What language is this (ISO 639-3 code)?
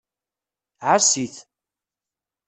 kab